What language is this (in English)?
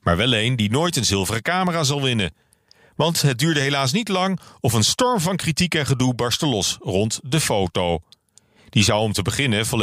Dutch